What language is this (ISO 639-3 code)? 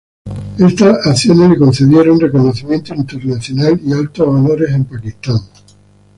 spa